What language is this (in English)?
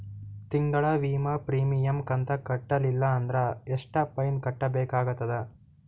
Kannada